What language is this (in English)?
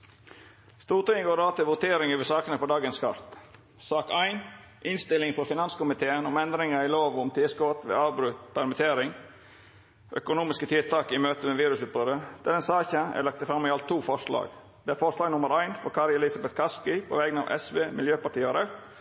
Norwegian Nynorsk